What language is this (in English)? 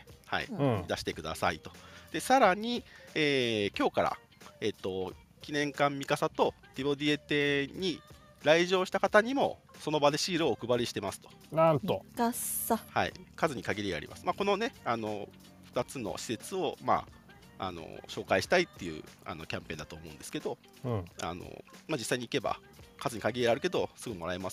Japanese